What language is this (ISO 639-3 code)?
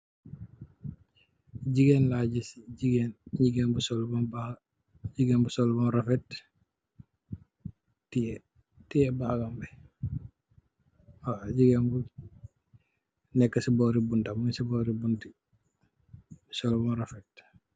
wol